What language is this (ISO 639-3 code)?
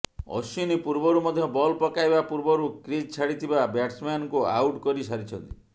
ori